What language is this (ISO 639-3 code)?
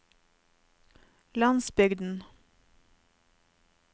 nor